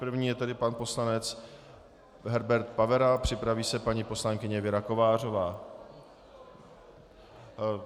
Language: Czech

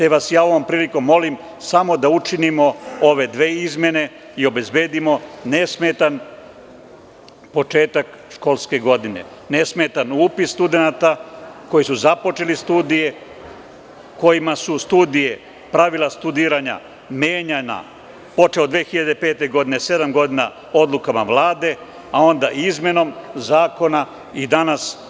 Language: Serbian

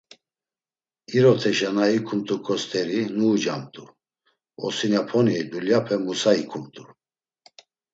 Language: Laz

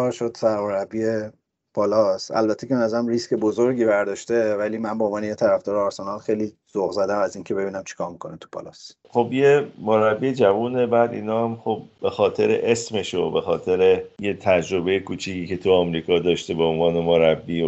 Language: Persian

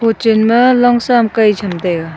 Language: Wancho Naga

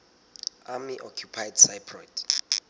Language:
Southern Sotho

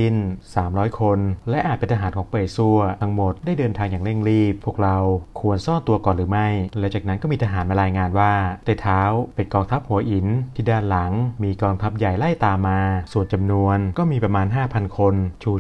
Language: Thai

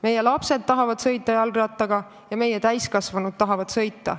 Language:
Estonian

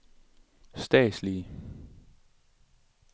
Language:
Danish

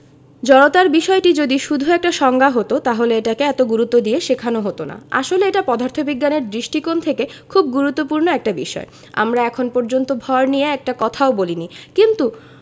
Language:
Bangla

